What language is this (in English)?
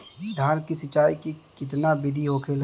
Bhojpuri